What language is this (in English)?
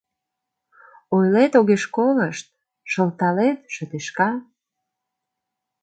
Mari